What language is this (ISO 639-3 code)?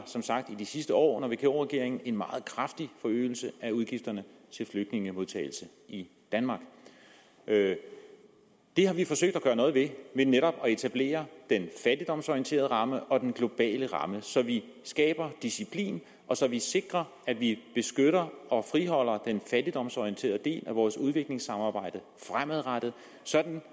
dan